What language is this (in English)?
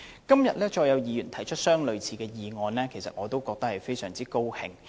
Cantonese